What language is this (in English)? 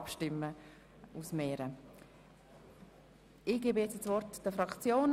Swiss German